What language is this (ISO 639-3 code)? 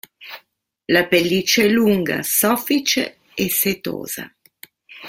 ita